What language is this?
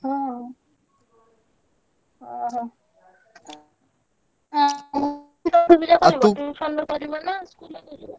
Odia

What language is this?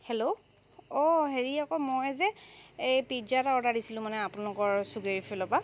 Assamese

